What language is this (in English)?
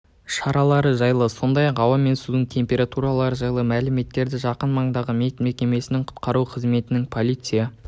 Kazakh